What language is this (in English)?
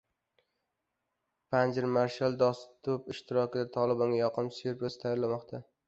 Uzbek